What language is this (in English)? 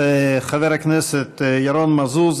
Hebrew